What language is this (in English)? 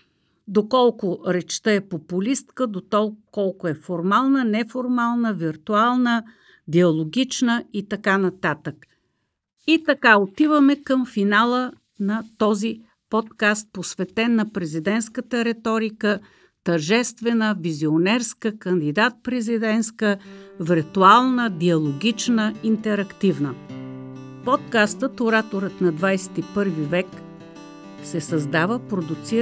Bulgarian